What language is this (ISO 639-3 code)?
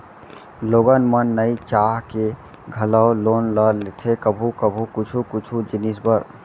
hne